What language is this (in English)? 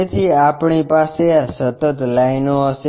Gujarati